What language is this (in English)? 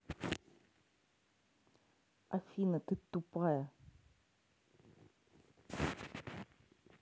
Russian